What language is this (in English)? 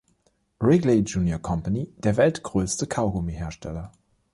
German